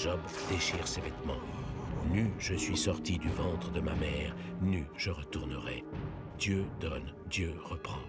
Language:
French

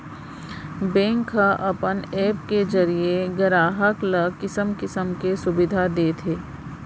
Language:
Chhattisgarhi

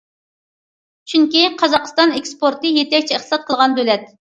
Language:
Uyghur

